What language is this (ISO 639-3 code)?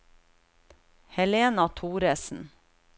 nor